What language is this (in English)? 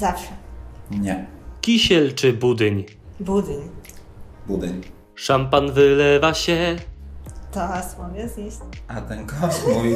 Polish